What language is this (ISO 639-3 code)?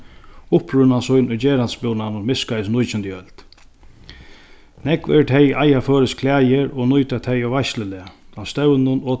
fao